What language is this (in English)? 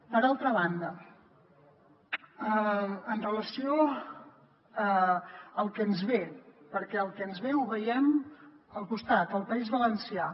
Catalan